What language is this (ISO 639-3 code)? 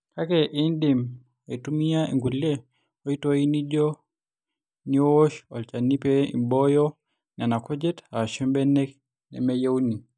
mas